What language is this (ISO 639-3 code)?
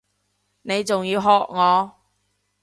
yue